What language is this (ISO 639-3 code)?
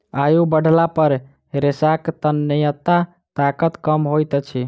mai